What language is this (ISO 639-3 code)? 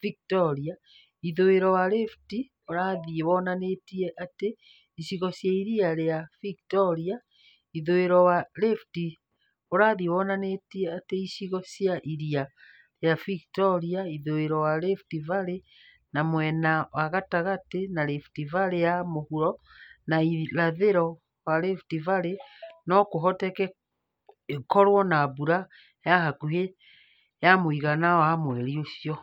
kik